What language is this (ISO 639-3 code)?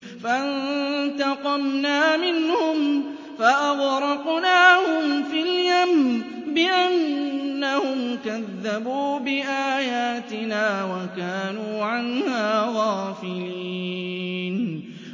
ara